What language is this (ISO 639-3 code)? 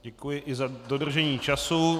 ces